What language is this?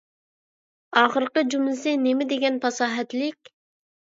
Uyghur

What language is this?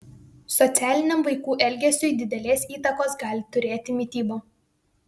Lithuanian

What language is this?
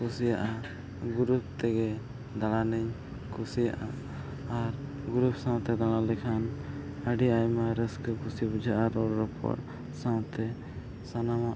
Santali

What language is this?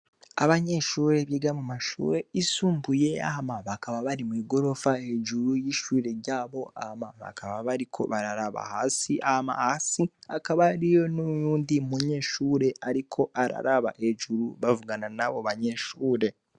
Rundi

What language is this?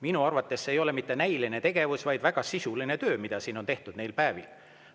Estonian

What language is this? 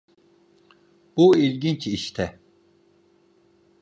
Turkish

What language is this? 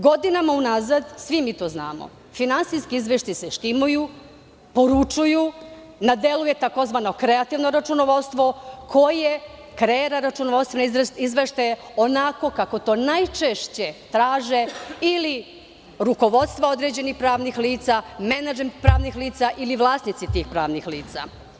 Serbian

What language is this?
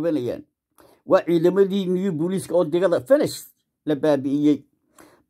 Arabic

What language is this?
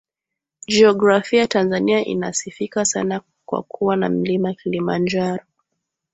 Swahili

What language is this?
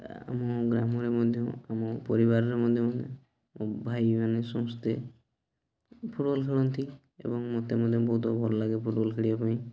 Odia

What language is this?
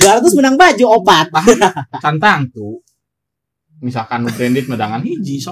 Indonesian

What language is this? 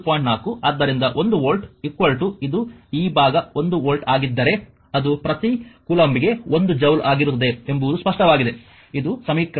Kannada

